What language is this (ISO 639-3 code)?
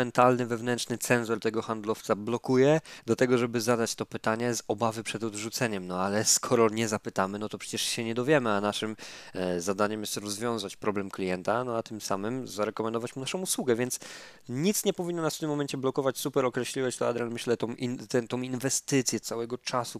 pol